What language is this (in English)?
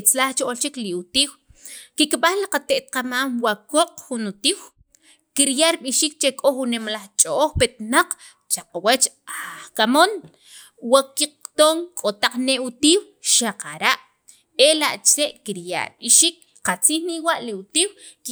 Sacapulteco